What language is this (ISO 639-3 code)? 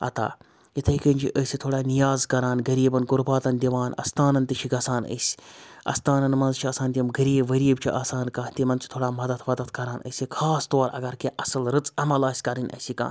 kas